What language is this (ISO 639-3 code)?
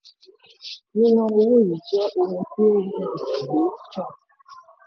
yor